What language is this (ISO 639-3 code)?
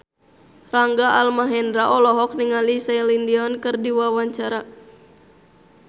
sun